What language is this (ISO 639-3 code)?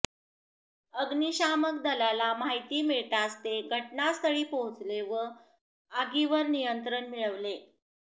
mar